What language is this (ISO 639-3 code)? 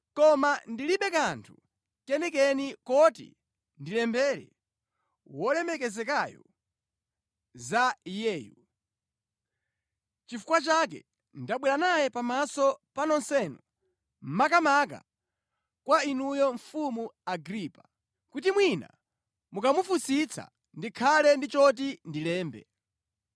nya